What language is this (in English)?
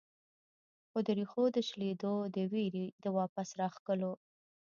Pashto